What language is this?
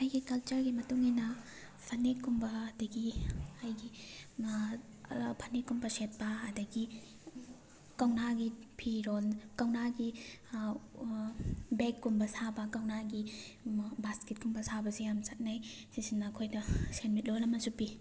Manipuri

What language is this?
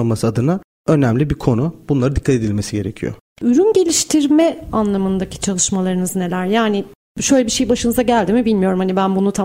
Turkish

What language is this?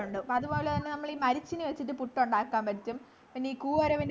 Malayalam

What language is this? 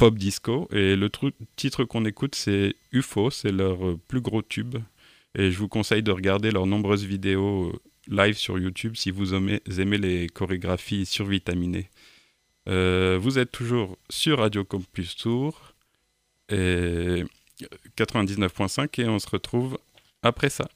French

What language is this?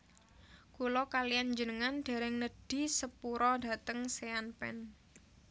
Javanese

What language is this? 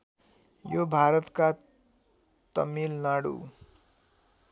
Nepali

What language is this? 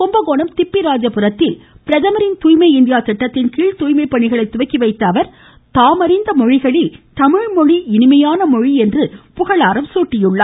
Tamil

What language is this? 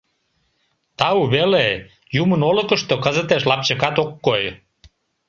Mari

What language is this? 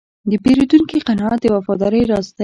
Pashto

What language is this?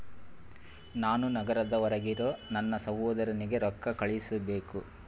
Kannada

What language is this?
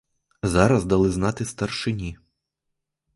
Ukrainian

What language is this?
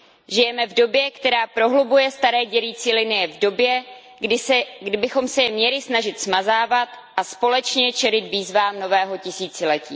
Czech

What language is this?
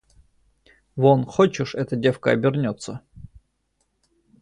Russian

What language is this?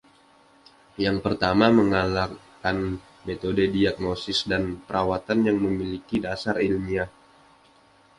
Indonesian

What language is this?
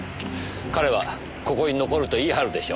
Japanese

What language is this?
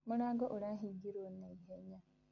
Kikuyu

